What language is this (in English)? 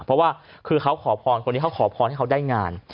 Thai